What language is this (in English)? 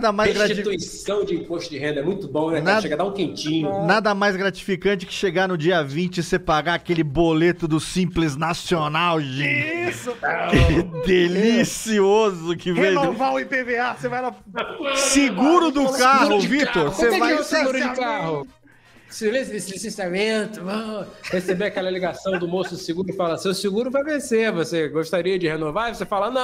Portuguese